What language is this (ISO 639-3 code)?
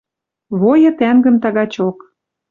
mrj